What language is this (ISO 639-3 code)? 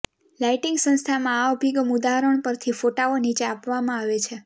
guj